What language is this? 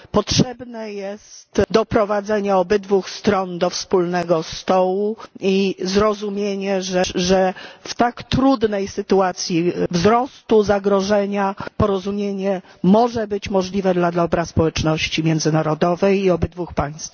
Polish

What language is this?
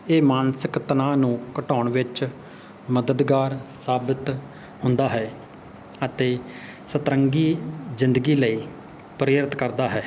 Punjabi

